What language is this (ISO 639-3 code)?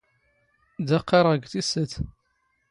zgh